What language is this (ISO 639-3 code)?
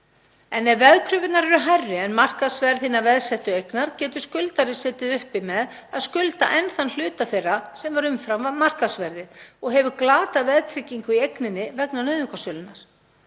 isl